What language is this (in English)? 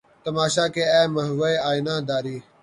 Urdu